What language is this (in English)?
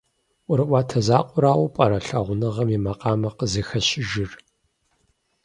Kabardian